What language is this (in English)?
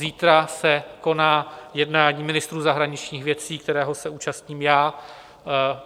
Czech